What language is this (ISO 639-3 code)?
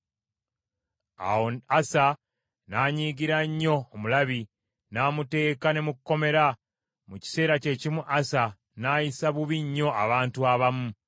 lug